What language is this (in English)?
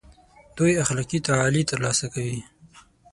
Pashto